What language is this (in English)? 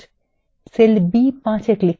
Bangla